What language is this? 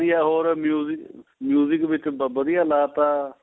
Punjabi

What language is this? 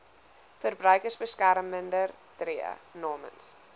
Afrikaans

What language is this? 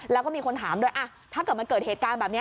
Thai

